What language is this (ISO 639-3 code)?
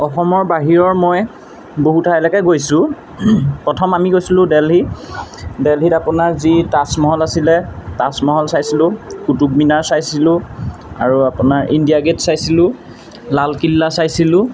asm